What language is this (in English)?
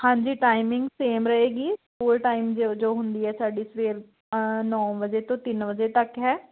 Punjabi